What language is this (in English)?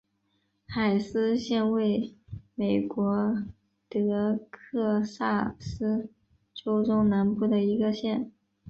Chinese